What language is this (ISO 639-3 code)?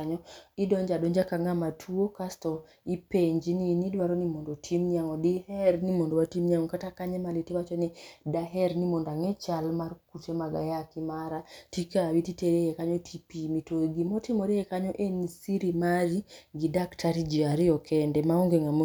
luo